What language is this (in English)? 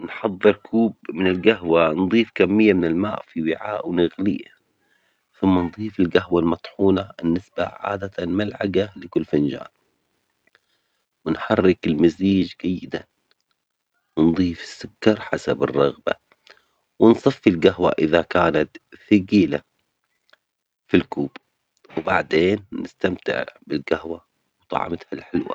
Omani Arabic